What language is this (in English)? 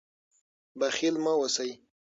Pashto